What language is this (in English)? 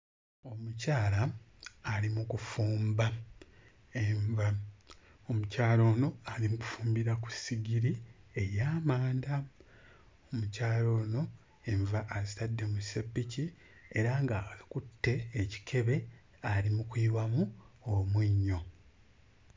Ganda